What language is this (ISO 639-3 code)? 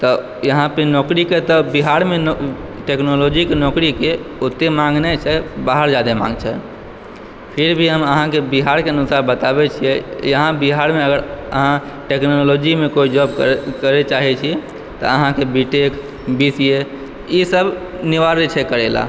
mai